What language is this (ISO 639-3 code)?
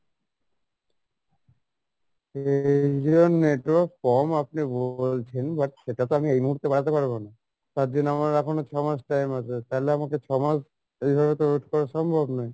ben